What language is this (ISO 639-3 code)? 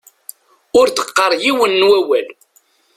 kab